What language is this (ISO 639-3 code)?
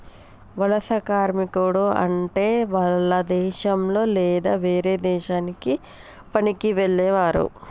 tel